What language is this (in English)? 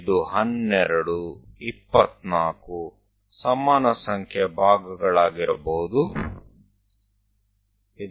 Gujarati